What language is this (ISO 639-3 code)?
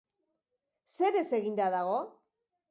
eus